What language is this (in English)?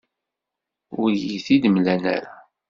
Kabyle